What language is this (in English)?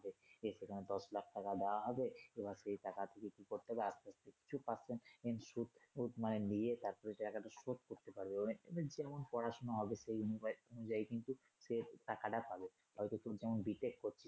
Bangla